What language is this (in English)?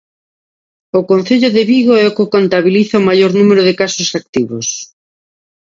Galician